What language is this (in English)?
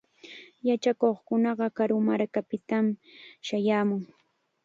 Chiquián Ancash Quechua